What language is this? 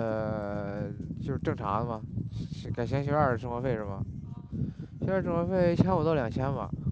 Chinese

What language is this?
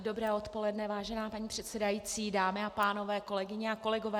Czech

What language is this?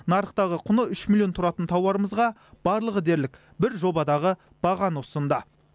Kazakh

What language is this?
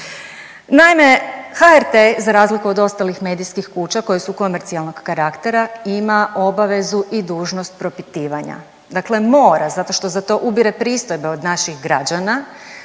Croatian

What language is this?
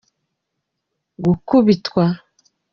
Kinyarwanda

